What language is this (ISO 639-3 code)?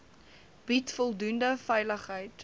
afr